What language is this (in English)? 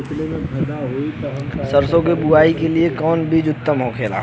Bhojpuri